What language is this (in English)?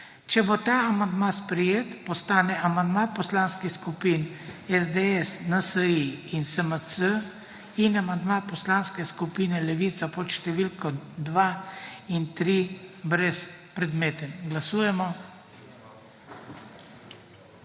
Slovenian